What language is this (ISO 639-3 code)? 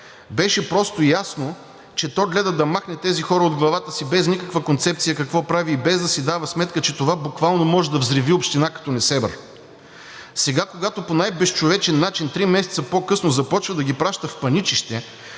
bul